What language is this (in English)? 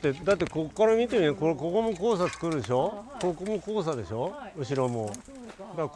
Japanese